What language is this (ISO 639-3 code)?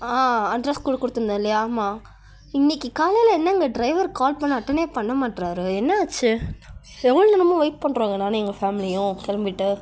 tam